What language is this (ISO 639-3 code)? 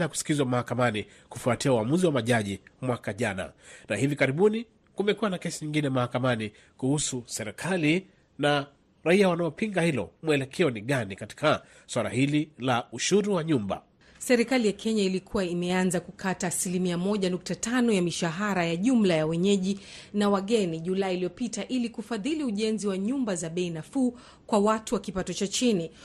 swa